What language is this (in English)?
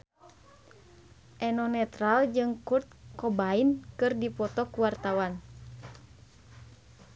Sundanese